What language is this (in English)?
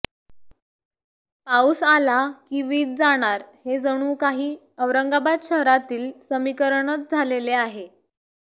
Marathi